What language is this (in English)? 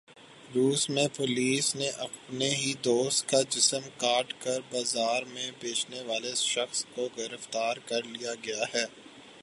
Urdu